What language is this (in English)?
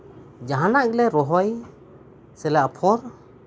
Santali